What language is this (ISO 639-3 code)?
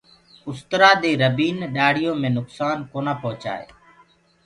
ggg